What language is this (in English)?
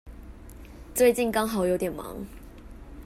Chinese